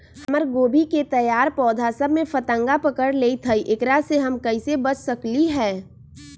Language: Magahi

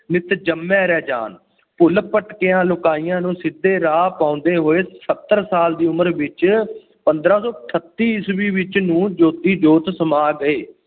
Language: Punjabi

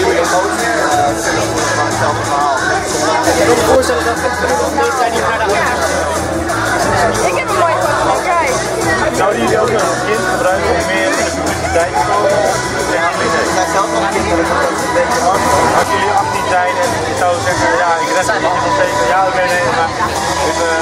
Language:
Dutch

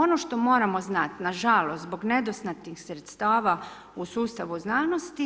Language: Croatian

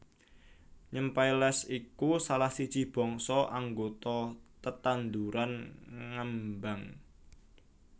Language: Javanese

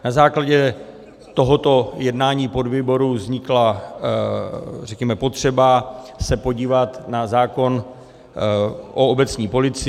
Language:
Czech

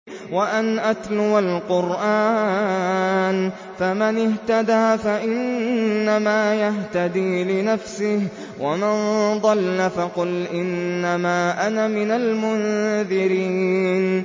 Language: Arabic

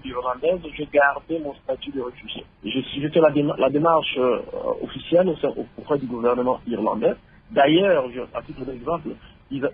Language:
French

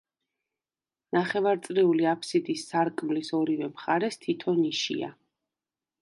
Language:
Georgian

